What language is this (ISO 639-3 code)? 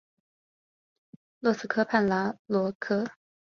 zho